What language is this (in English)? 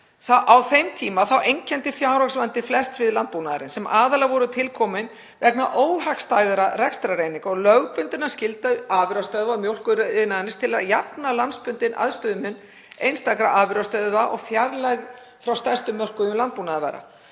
Icelandic